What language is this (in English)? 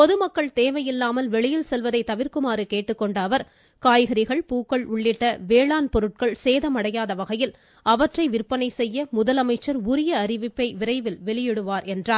Tamil